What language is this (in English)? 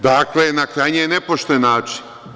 Serbian